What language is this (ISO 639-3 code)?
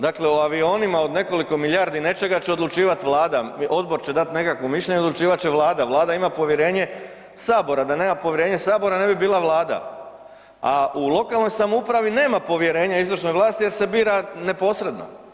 hrv